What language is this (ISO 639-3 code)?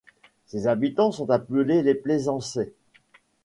fra